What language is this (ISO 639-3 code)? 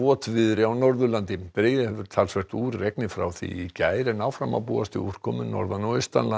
isl